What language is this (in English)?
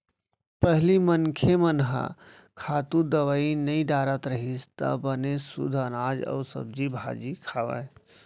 Chhattisgarhi